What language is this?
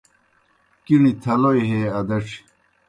Kohistani Shina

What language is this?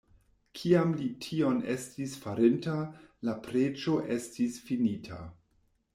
Esperanto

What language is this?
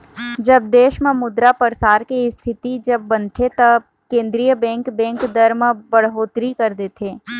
Chhattisgarhi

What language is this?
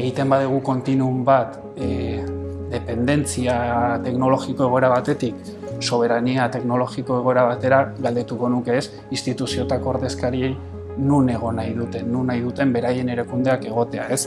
Basque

